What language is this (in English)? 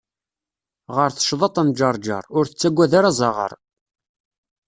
Kabyle